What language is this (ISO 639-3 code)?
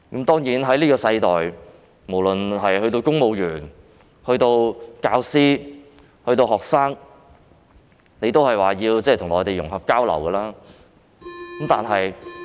yue